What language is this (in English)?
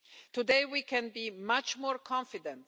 English